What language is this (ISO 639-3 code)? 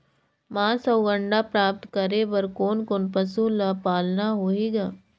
hne